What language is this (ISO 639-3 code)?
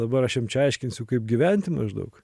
lit